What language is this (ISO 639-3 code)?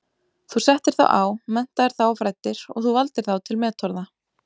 isl